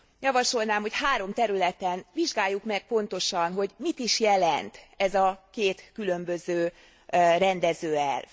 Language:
Hungarian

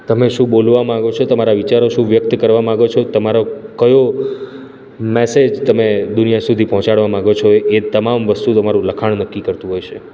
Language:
Gujarati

